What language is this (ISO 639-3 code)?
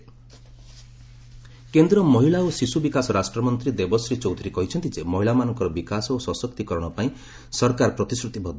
ori